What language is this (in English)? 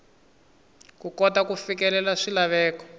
Tsonga